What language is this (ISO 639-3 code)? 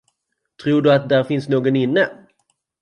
swe